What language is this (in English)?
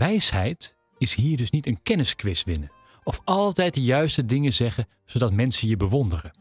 Dutch